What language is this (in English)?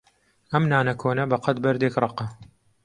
Central Kurdish